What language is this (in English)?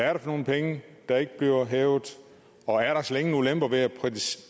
Danish